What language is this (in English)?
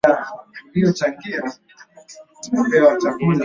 Swahili